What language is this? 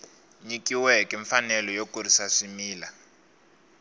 Tsonga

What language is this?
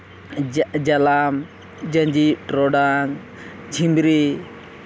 Santali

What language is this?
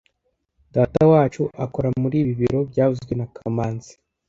Kinyarwanda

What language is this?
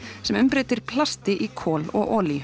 Icelandic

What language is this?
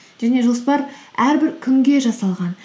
Kazakh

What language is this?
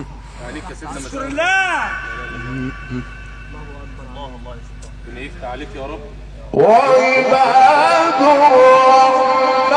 Arabic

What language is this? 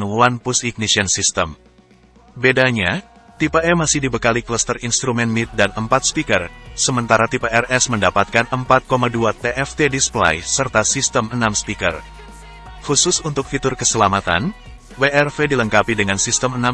Indonesian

